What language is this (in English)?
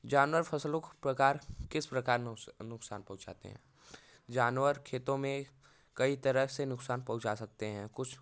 Hindi